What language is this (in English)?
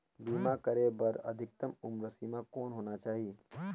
Chhattisgarhi